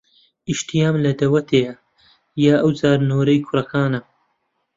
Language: Central Kurdish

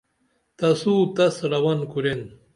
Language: Dameli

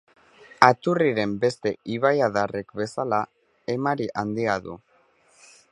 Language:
Basque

